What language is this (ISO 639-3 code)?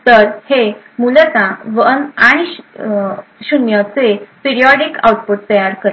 mar